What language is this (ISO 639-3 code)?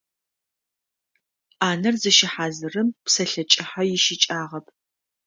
ady